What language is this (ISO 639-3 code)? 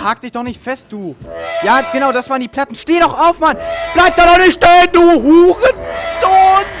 deu